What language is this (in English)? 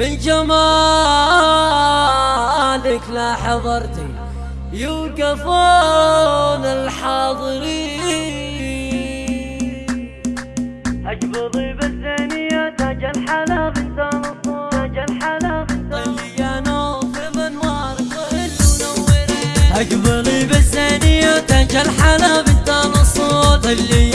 Arabic